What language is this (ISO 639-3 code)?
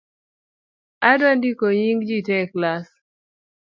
luo